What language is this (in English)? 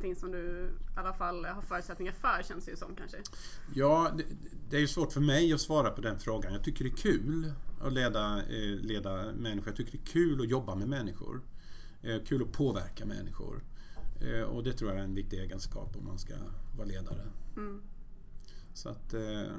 Swedish